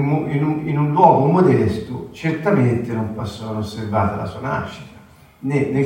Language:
Italian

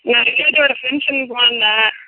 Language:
Tamil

